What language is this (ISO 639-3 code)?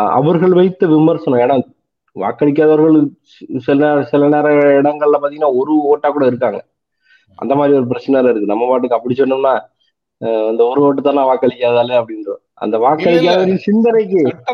tam